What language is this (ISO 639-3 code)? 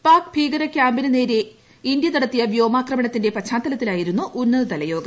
mal